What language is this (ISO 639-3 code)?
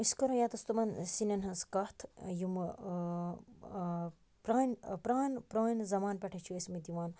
kas